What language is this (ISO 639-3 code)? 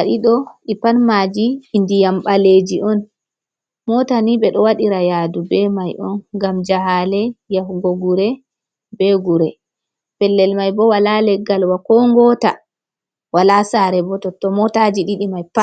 ful